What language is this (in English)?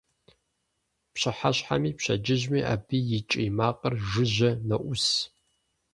Kabardian